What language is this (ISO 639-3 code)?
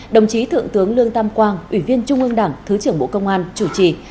vie